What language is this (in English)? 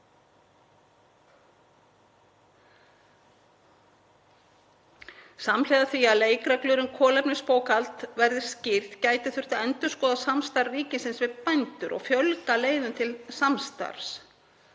Icelandic